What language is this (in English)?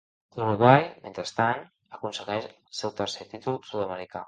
Catalan